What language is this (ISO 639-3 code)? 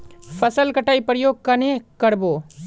mag